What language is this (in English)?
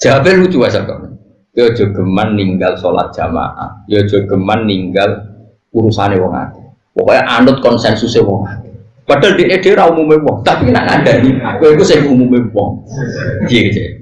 Indonesian